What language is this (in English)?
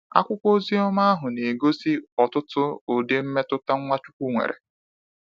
Igbo